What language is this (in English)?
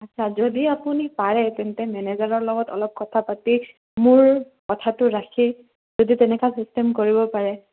Assamese